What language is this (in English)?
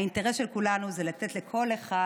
Hebrew